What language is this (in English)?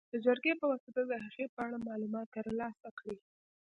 Pashto